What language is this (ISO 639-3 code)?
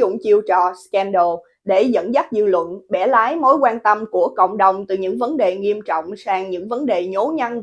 vie